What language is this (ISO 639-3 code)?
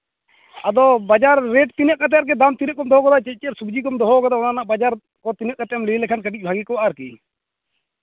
sat